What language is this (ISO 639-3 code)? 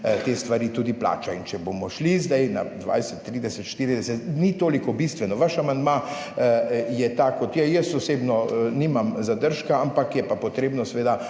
slv